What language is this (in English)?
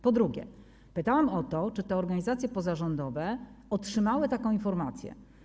Polish